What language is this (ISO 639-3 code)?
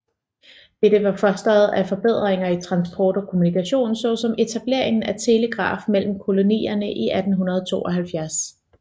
dan